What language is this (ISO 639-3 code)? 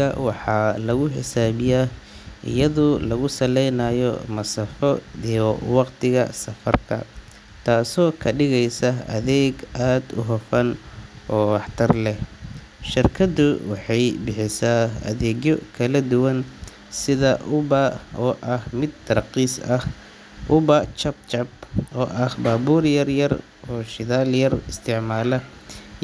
som